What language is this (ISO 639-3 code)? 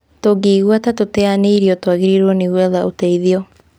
kik